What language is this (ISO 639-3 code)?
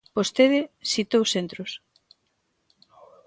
glg